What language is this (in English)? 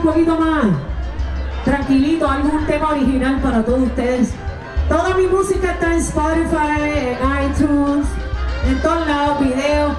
Spanish